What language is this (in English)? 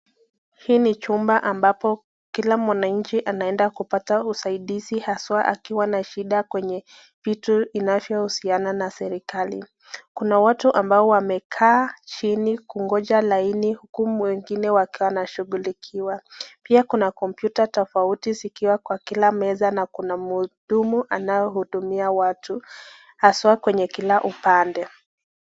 Swahili